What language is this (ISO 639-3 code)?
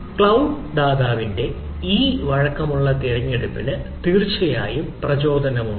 mal